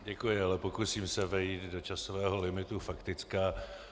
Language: Czech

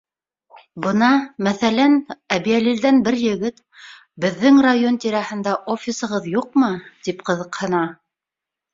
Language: Bashkir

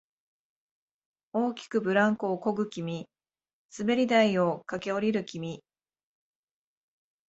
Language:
Japanese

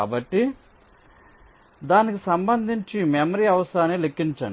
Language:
Telugu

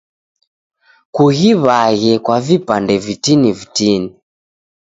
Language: Taita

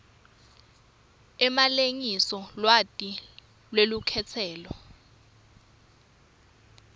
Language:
Swati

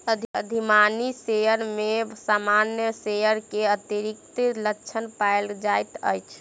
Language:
Maithili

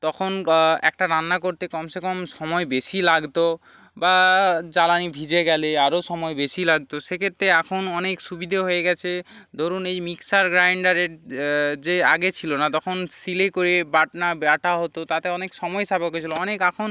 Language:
Bangla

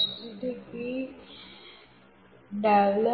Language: Gujarati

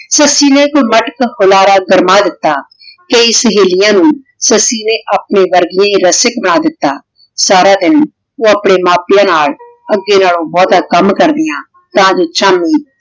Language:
Punjabi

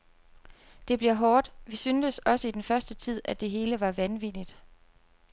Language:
Danish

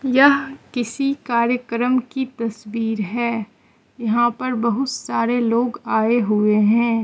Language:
Hindi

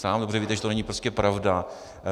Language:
Czech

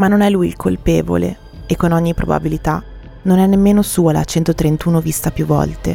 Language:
Italian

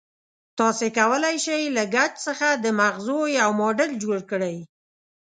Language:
Pashto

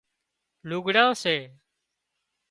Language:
Wadiyara Koli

